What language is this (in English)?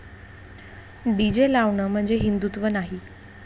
Marathi